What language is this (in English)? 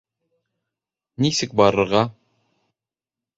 Bashkir